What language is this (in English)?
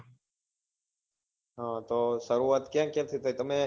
Gujarati